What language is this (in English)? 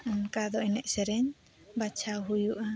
Santali